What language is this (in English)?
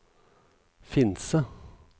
Norwegian